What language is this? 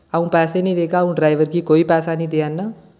Dogri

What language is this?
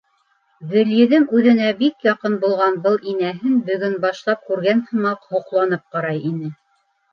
Bashkir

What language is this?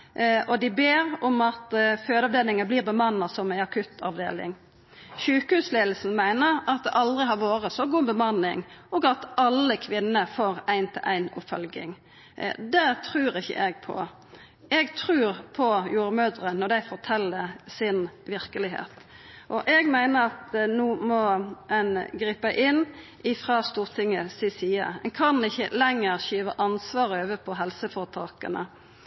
Norwegian Nynorsk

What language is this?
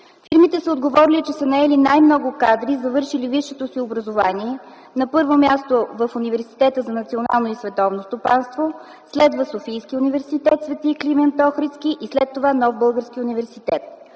Bulgarian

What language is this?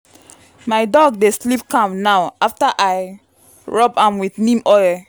Nigerian Pidgin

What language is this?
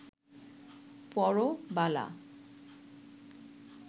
Bangla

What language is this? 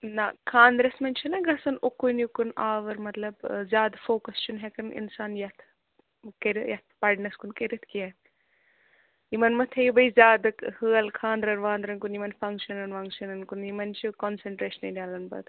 Kashmiri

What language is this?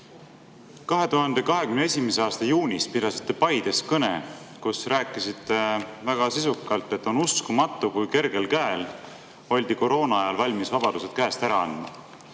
Estonian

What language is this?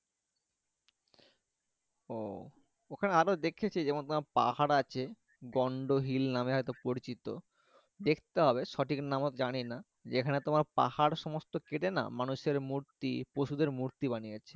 Bangla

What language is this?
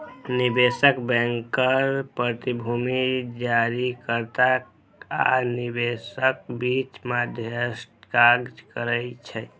Maithili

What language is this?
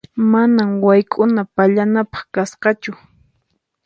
Puno Quechua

